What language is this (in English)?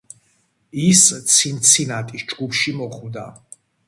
Georgian